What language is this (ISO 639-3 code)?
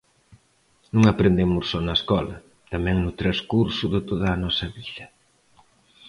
glg